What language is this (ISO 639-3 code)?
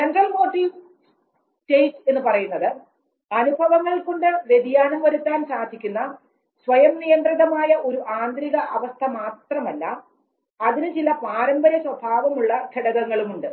mal